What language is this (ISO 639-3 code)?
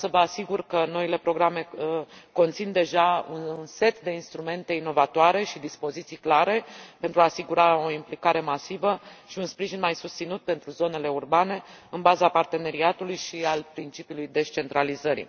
ron